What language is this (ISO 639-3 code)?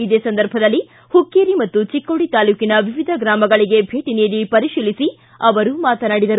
kan